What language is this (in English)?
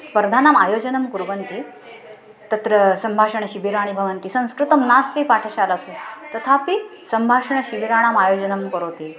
Sanskrit